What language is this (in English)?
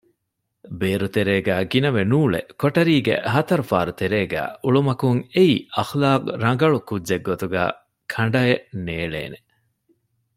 Divehi